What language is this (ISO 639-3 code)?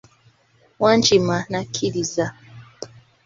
lug